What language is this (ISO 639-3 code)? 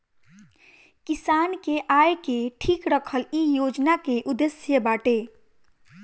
bho